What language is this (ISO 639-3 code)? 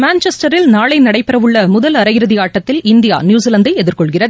tam